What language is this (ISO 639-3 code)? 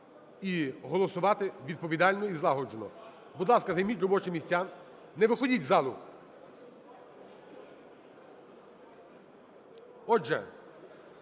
ukr